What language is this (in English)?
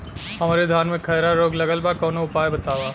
Bhojpuri